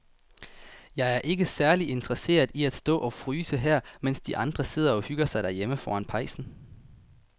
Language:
Danish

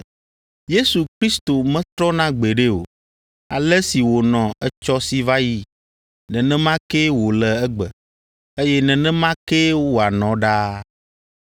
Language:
Ewe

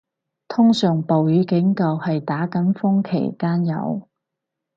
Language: Cantonese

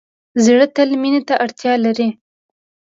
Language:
Pashto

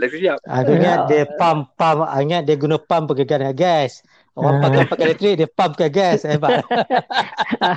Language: Malay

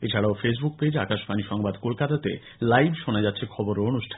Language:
Bangla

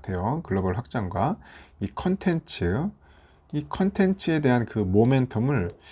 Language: Korean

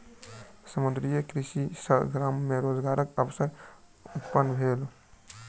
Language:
Maithili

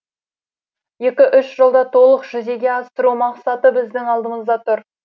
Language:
Kazakh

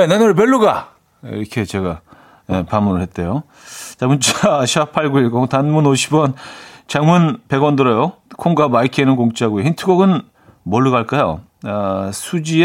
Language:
Korean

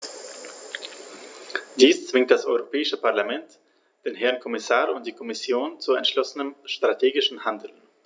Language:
German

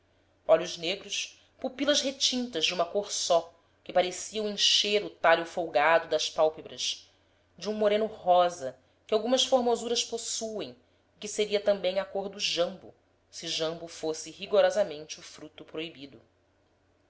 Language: Portuguese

